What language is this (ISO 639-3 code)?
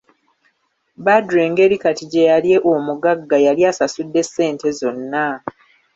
lug